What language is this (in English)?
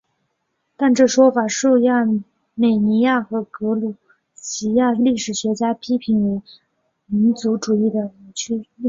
Chinese